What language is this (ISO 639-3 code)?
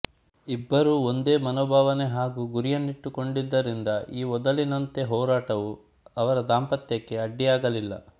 kan